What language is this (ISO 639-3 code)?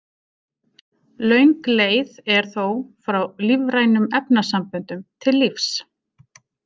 isl